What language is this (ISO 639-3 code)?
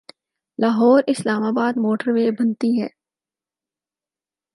urd